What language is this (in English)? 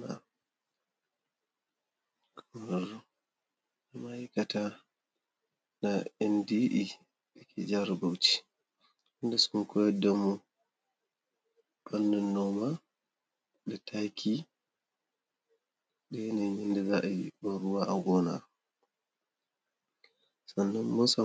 Hausa